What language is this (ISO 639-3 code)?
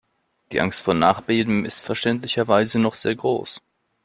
deu